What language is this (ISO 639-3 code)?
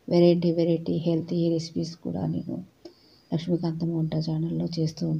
eng